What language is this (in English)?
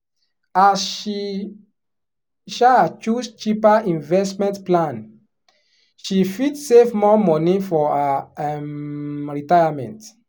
Nigerian Pidgin